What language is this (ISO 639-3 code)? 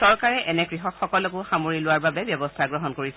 asm